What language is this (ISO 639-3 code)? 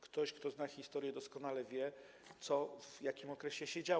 pol